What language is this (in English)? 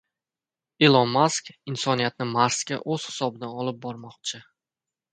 Uzbek